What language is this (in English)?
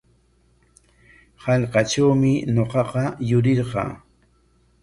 Corongo Ancash Quechua